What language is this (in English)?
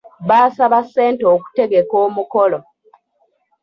Ganda